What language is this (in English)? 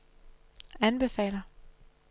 Danish